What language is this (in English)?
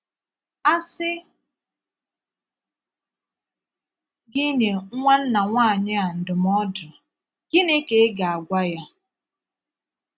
Igbo